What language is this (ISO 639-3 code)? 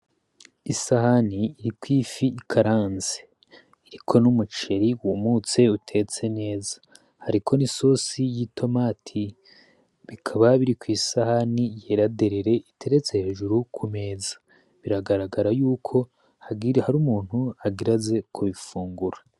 run